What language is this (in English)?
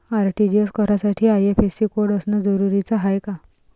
Marathi